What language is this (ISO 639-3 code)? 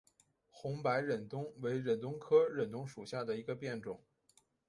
zho